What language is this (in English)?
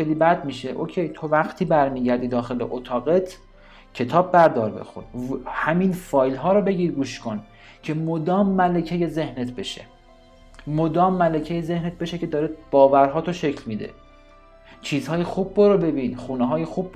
Persian